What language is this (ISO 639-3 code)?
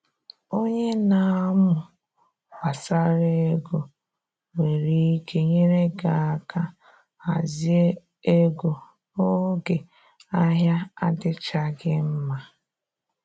ibo